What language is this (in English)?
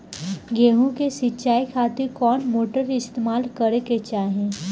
Bhojpuri